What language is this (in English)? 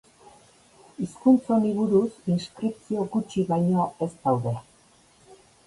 Basque